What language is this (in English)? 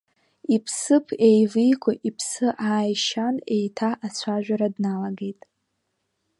Abkhazian